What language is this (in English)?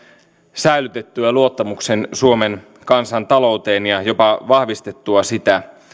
Finnish